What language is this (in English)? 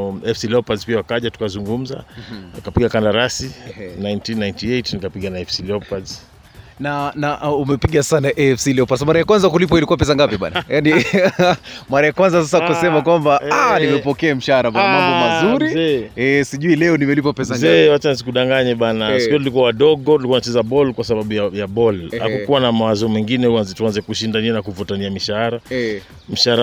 Swahili